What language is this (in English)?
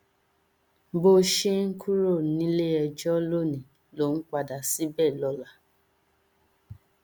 Yoruba